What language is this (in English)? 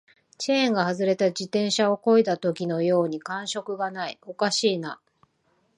Japanese